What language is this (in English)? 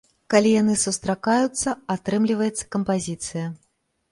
Belarusian